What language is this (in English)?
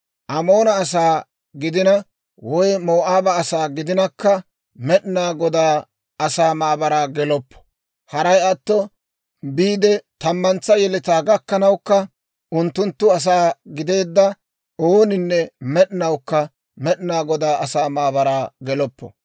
Dawro